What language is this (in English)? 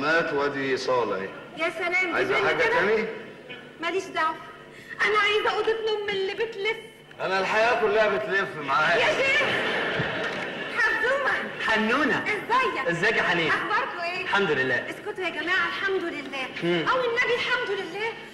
Arabic